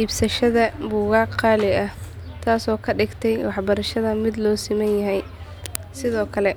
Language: Somali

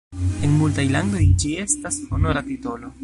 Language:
Esperanto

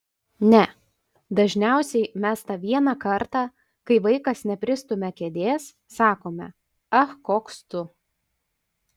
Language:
Lithuanian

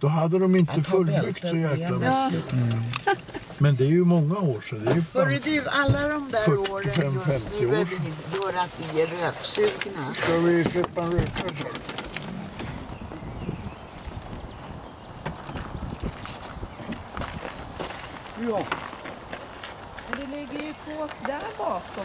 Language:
Swedish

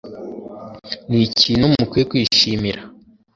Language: Kinyarwanda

